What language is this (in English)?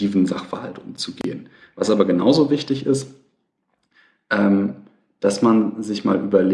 German